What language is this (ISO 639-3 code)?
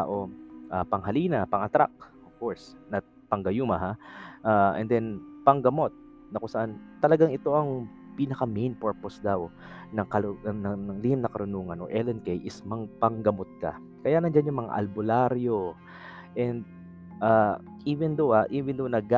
fil